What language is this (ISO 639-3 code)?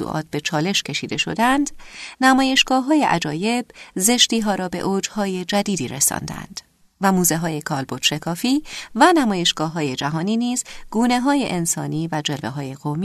fas